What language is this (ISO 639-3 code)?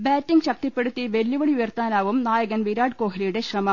mal